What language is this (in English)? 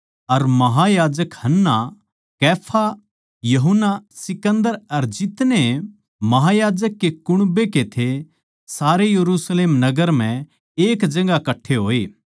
Haryanvi